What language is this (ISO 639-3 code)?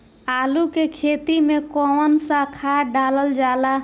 bho